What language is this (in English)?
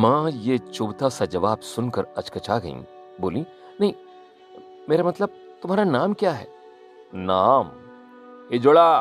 Hindi